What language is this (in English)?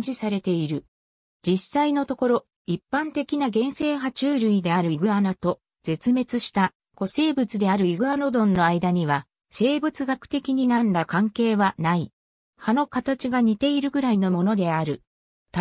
Japanese